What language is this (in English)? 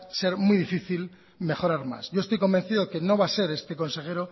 Spanish